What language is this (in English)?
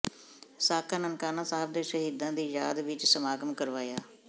Punjabi